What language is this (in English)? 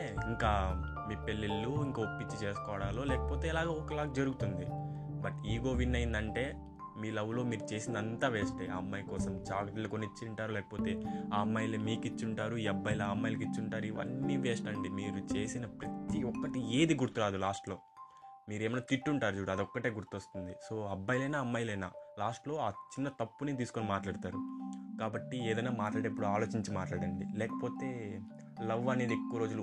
Telugu